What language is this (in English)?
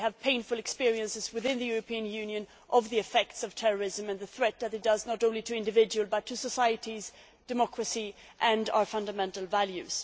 English